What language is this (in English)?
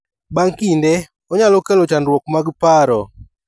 Luo (Kenya and Tanzania)